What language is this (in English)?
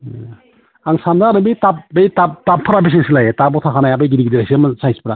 Bodo